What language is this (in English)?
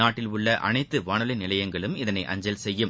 Tamil